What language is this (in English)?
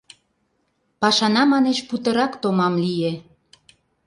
Mari